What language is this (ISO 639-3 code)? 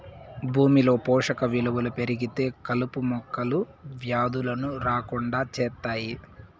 tel